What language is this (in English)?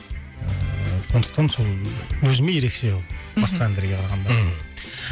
Kazakh